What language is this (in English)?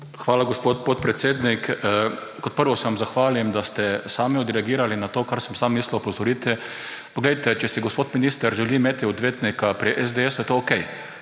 Slovenian